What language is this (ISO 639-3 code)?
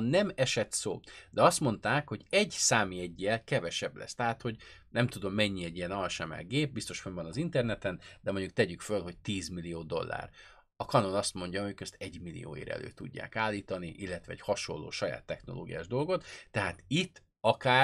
hun